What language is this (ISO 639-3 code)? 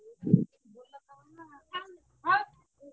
ori